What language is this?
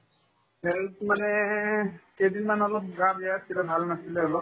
Assamese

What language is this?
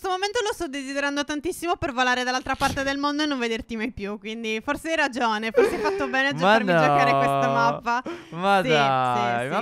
Italian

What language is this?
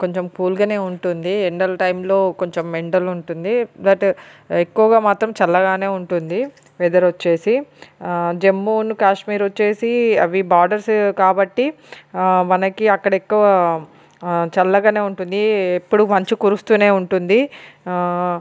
Telugu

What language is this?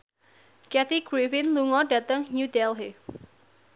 Javanese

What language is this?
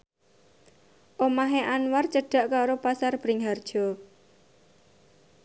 Javanese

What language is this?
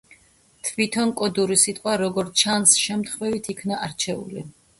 Georgian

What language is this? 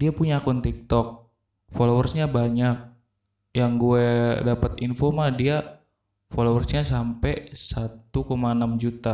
Indonesian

